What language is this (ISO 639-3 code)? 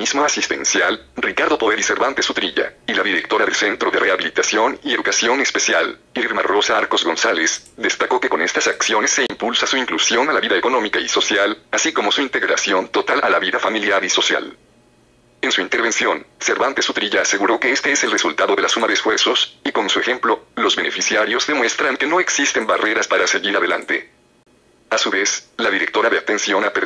spa